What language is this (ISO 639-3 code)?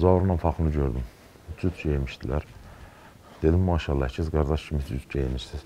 tur